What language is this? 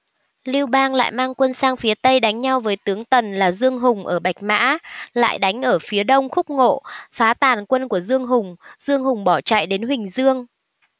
Vietnamese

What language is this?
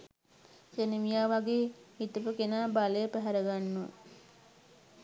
Sinhala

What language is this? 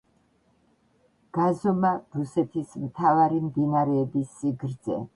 Georgian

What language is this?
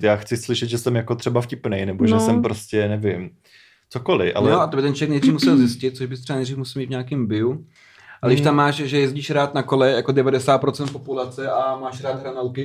Czech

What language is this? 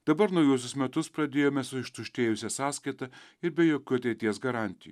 Lithuanian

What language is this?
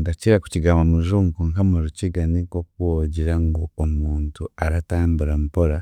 Chiga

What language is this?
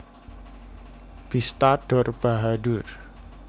Javanese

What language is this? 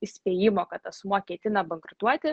Lithuanian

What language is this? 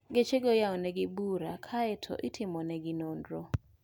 Luo (Kenya and Tanzania)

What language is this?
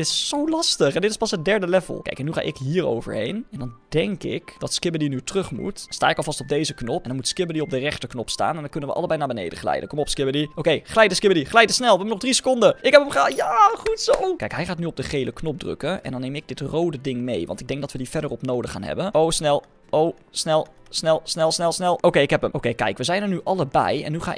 Dutch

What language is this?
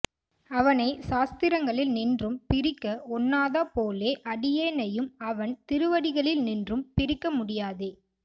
Tamil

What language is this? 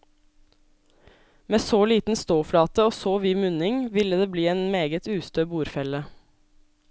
Norwegian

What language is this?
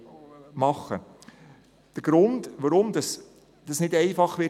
Swiss German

